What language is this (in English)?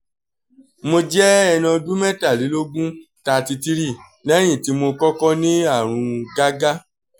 Yoruba